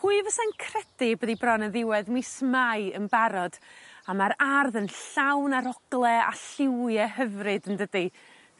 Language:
Welsh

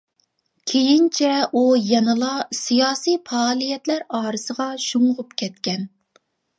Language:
Uyghur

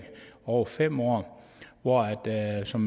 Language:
Danish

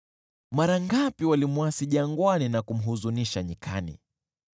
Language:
Swahili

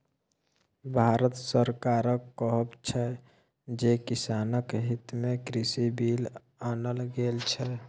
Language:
Maithili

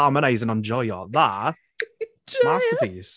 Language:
Welsh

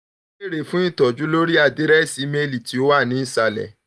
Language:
Yoruba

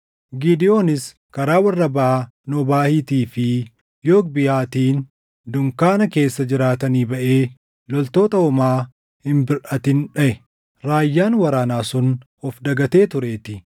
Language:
Oromo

